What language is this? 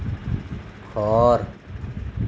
Assamese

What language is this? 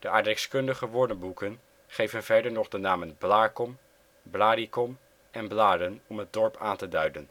Dutch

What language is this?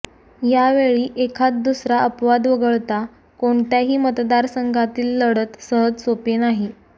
Marathi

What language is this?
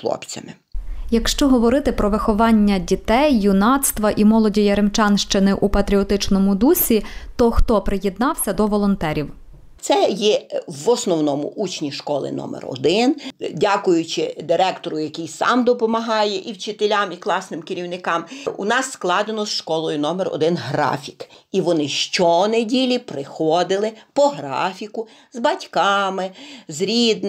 Ukrainian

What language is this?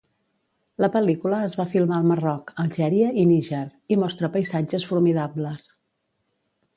Catalan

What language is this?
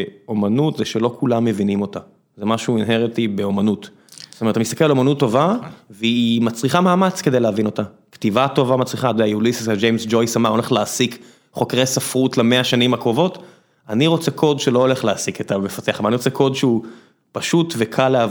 Hebrew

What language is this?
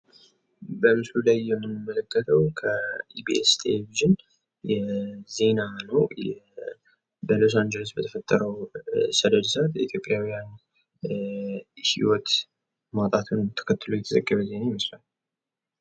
Amharic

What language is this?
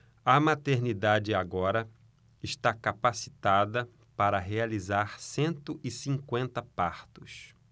Portuguese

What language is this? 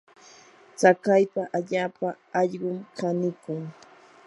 Yanahuanca Pasco Quechua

